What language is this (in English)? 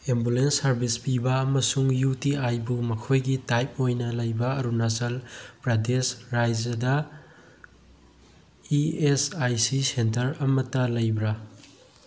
Manipuri